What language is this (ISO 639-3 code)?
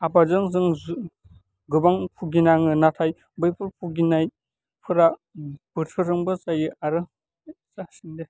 brx